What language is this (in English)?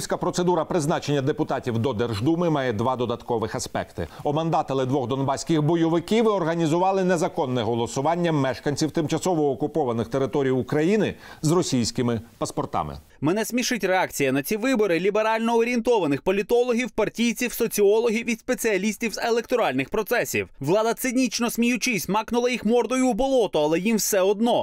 Ukrainian